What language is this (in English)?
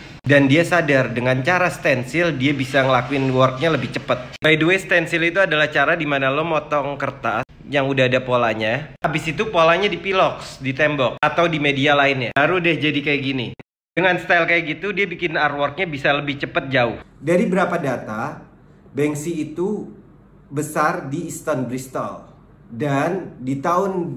Indonesian